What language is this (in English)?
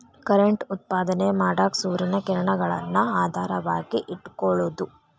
Kannada